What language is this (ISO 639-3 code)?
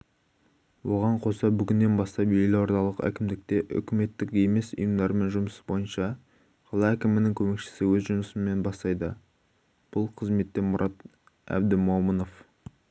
kaz